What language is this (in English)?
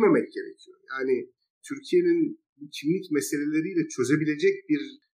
Turkish